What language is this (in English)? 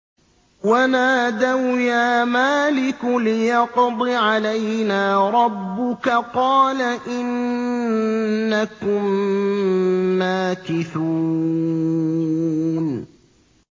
Arabic